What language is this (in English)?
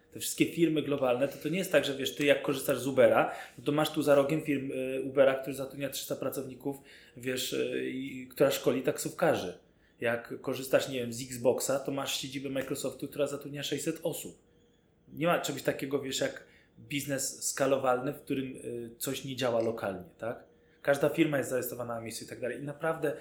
Polish